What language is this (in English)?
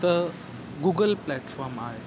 Sindhi